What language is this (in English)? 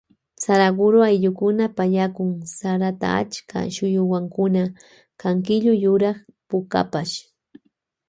Loja Highland Quichua